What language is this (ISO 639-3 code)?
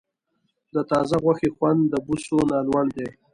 pus